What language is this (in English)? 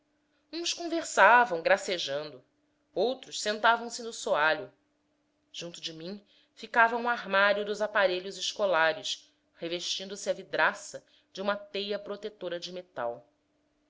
Portuguese